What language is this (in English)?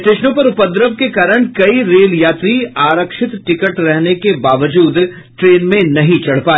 Hindi